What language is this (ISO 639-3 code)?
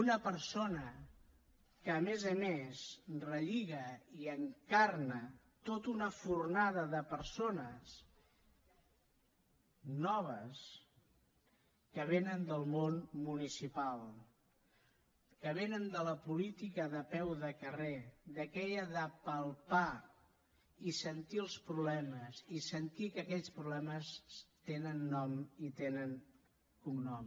cat